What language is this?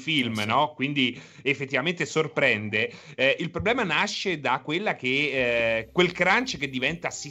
Italian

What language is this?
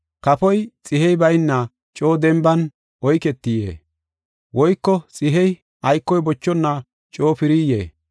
Gofa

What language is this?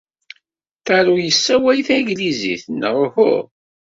Kabyle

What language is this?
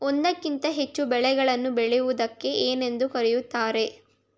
Kannada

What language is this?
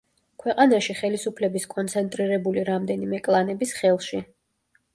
Georgian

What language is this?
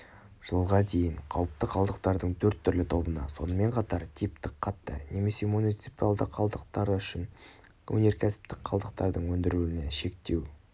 Kazakh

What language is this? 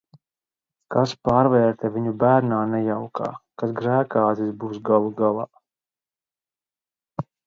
Latvian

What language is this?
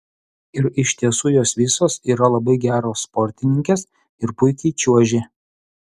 Lithuanian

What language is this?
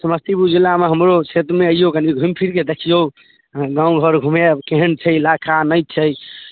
Maithili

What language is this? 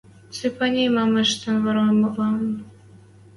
Western Mari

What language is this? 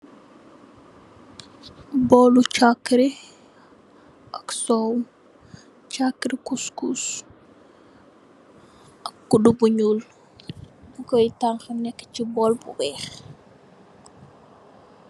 Wolof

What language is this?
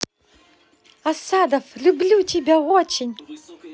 Russian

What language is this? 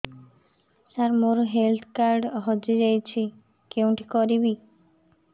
Odia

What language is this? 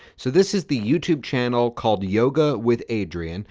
English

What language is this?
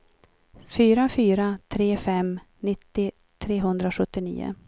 Swedish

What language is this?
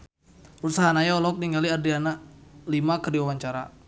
Sundanese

